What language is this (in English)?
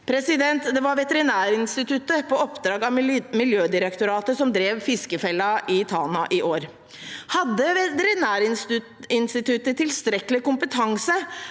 Norwegian